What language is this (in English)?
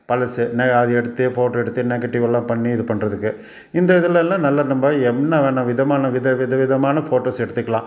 Tamil